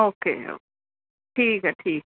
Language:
Punjabi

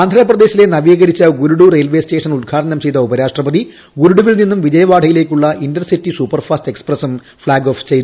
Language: Malayalam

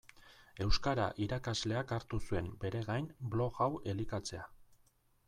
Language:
Basque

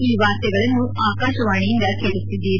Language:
Kannada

